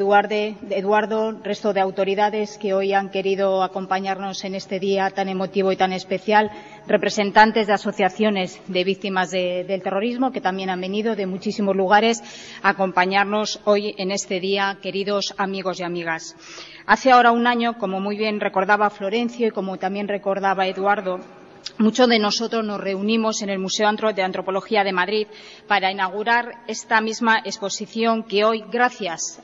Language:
Spanish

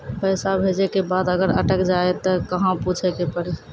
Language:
Maithili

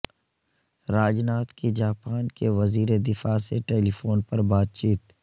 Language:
Urdu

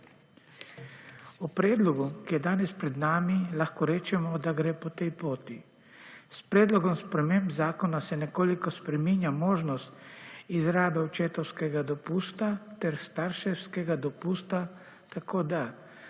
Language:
Slovenian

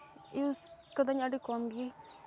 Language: Santali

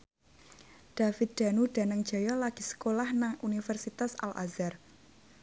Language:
Javanese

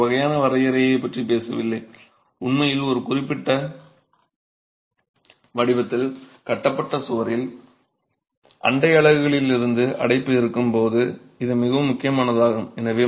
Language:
Tamil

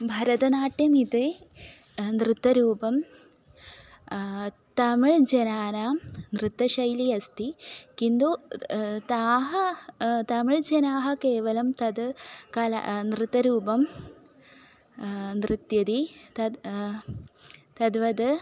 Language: Sanskrit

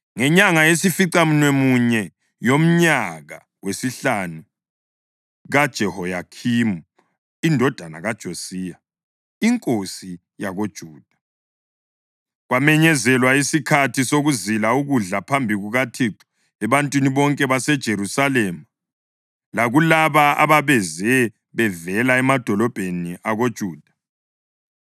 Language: North Ndebele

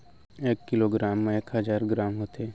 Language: Chhattisgarhi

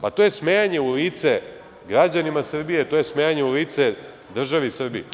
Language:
Serbian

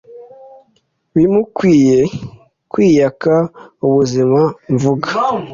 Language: Kinyarwanda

